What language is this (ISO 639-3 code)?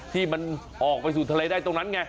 tha